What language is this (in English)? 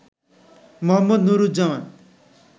Bangla